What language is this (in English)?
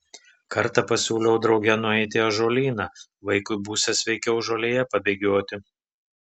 Lithuanian